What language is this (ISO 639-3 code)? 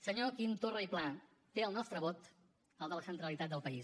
cat